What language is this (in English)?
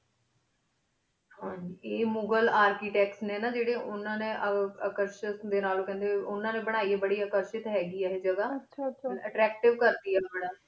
Punjabi